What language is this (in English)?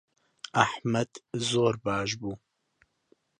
Central Kurdish